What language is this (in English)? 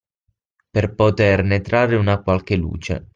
Italian